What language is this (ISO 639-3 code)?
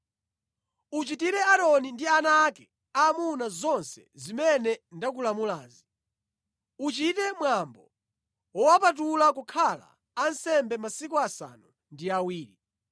nya